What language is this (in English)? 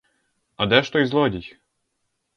Ukrainian